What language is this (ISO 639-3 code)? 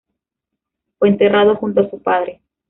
spa